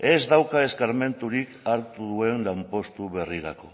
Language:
Basque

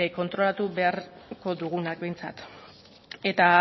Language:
Basque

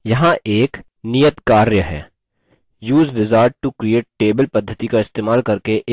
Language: Hindi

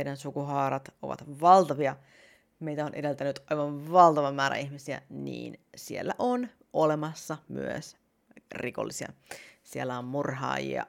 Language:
Finnish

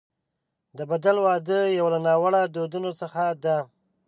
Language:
Pashto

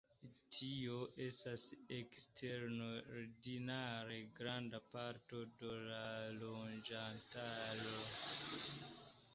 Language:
Esperanto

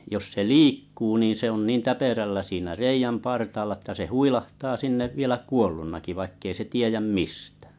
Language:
Finnish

